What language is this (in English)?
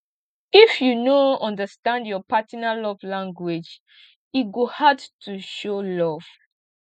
Nigerian Pidgin